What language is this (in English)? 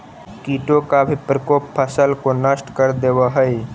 Magahi